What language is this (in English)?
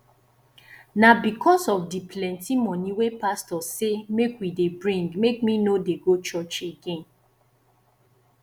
Nigerian Pidgin